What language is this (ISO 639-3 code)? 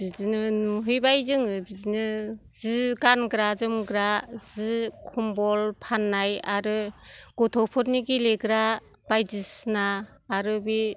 brx